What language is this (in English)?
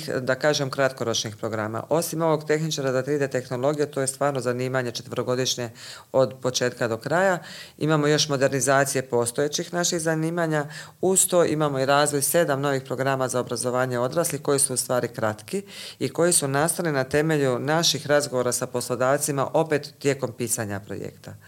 Croatian